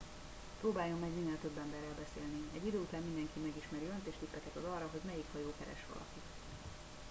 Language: Hungarian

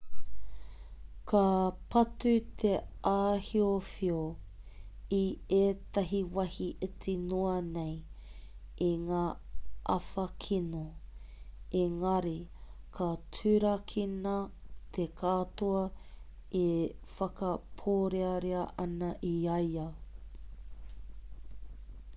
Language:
Māori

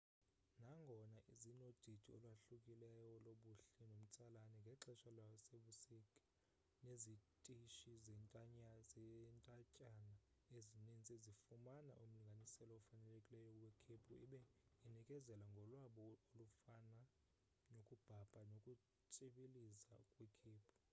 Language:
Xhosa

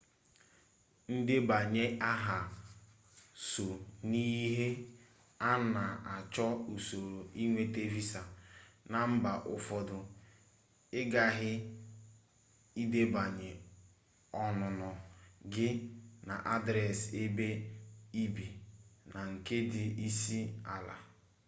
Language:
Igbo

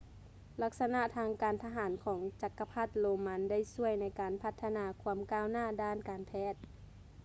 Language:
Lao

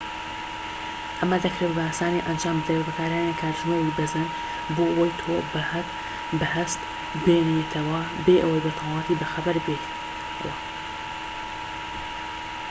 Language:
Central Kurdish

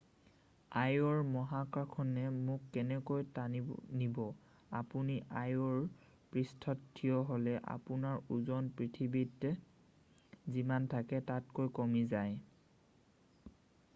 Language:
Assamese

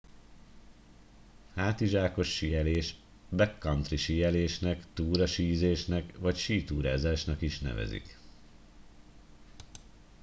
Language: Hungarian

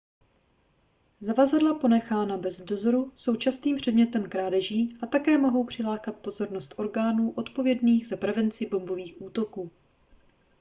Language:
Czech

